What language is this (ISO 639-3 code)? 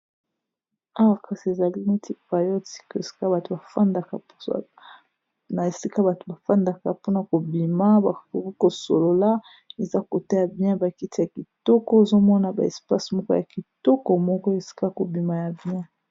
lin